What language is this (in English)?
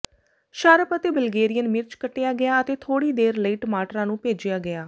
Punjabi